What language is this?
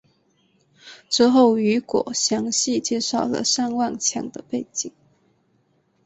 Chinese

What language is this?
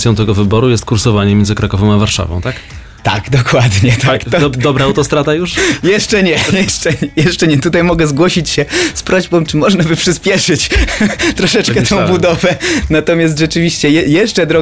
Polish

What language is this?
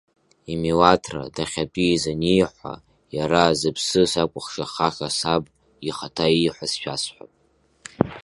Abkhazian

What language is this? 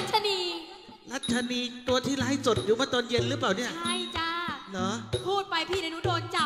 Thai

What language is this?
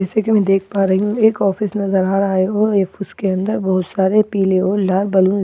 Hindi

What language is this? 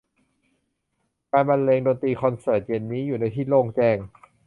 Thai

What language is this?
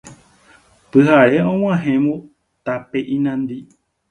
Guarani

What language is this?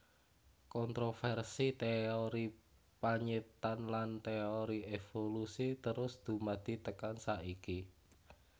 Javanese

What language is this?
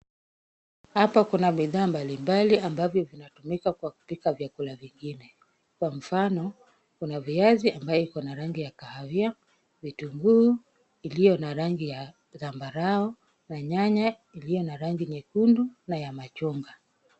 Swahili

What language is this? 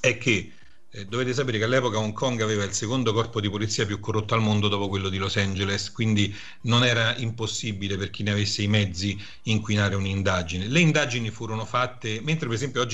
Italian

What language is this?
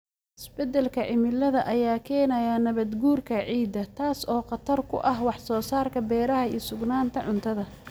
Somali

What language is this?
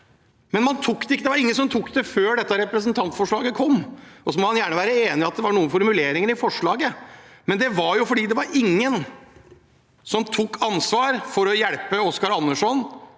Norwegian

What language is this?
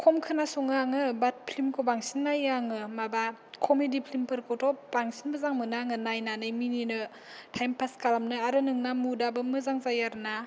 Bodo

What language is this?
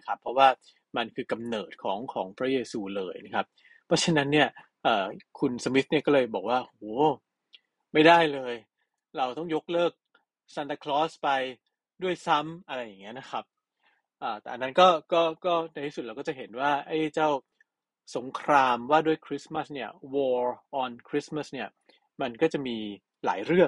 Thai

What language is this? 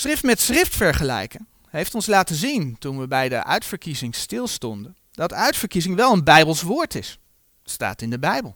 Dutch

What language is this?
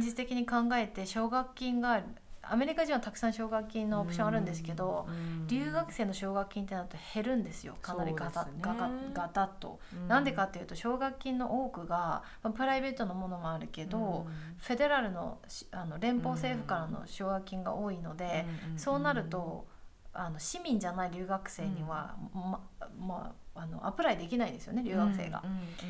Japanese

